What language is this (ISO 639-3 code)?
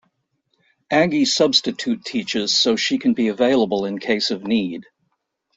eng